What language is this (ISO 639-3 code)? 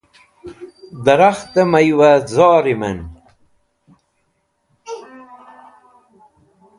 wbl